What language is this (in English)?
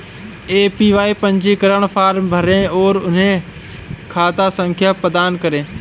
Hindi